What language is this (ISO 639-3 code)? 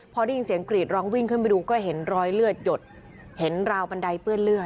tha